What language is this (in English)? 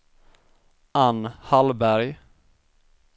Swedish